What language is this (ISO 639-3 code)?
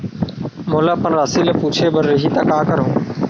hne